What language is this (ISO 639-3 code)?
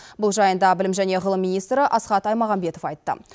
kaz